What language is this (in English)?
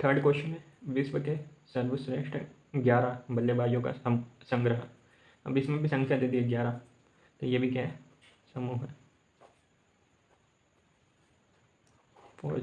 Hindi